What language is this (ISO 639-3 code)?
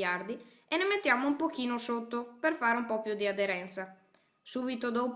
ita